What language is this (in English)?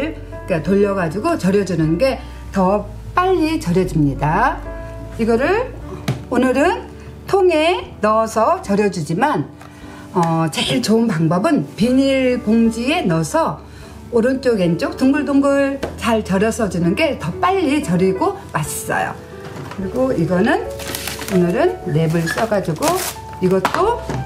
Korean